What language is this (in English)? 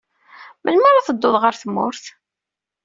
Kabyle